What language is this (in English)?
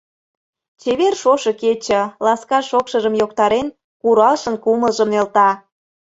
Mari